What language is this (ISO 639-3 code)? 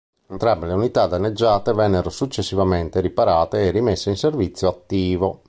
ita